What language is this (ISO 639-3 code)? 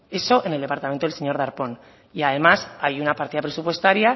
spa